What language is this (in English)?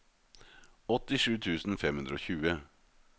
Norwegian